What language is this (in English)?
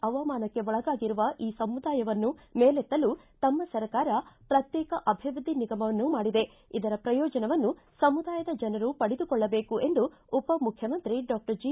Kannada